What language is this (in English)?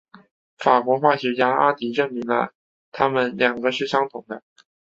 Chinese